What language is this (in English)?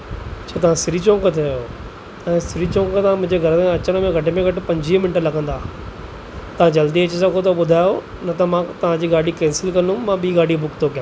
Sindhi